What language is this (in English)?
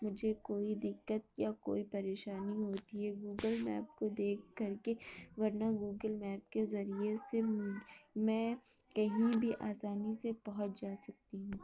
Urdu